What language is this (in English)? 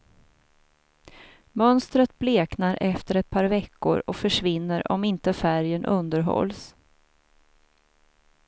Swedish